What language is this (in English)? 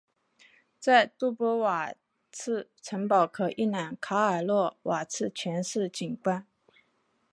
Chinese